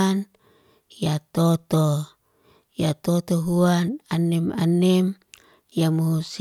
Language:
Liana-Seti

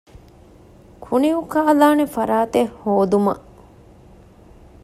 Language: Divehi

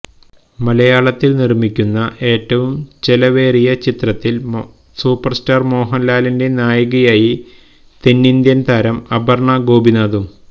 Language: Malayalam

